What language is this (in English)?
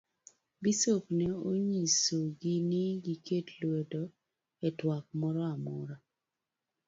Luo (Kenya and Tanzania)